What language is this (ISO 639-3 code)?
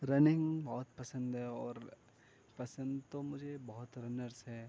urd